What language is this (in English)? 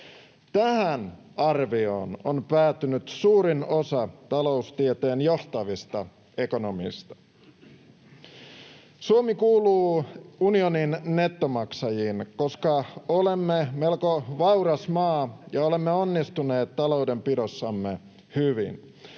Finnish